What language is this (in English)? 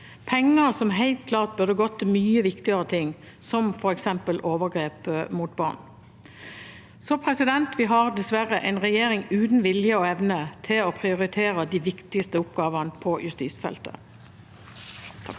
Norwegian